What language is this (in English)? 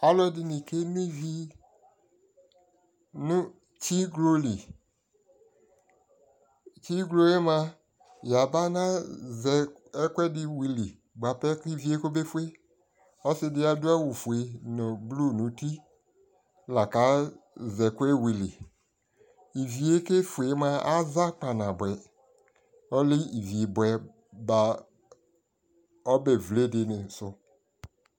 Ikposo